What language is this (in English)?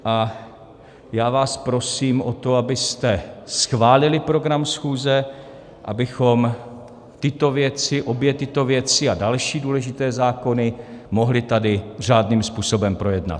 Czech